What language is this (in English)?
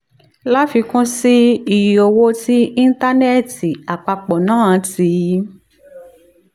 Yoruba